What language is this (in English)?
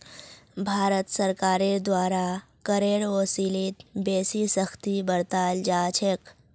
Magahi